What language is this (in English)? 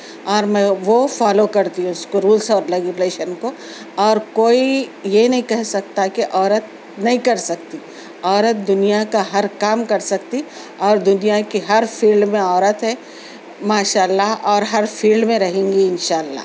Urdu